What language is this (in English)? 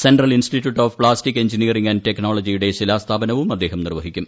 Malayalam